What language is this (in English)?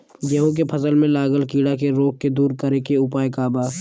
Bhojpuri